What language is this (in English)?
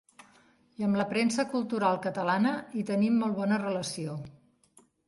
Catalan